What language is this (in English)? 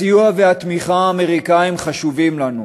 Hebrew